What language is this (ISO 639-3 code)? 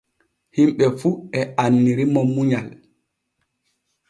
fue